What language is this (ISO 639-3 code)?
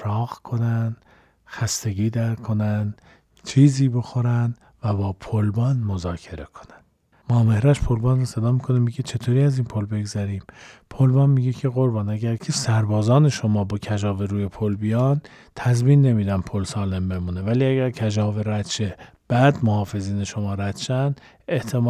fas